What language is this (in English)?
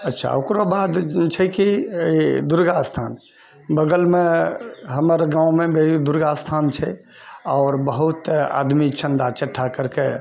Maithili